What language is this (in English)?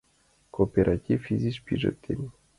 Mari